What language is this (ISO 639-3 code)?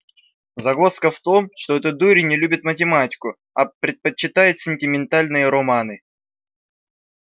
rus